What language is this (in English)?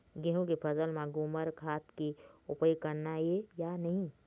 Chhattisgarhi